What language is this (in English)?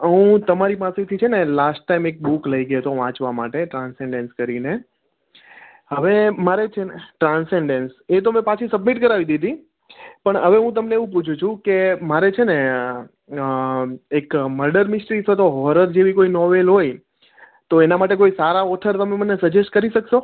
Gujarati